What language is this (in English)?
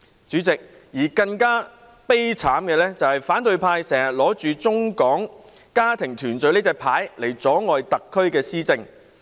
Cantonese